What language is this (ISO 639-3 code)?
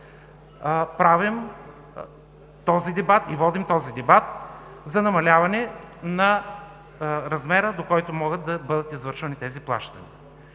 bul